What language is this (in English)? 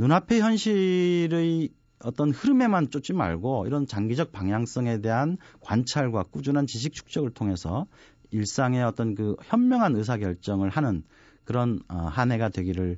Korean